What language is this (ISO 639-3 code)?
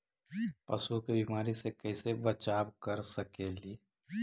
mag